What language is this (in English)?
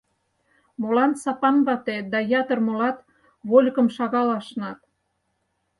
Mari